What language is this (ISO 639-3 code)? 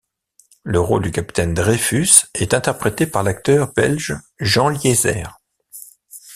fra